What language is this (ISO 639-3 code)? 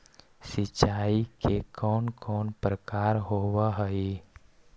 mag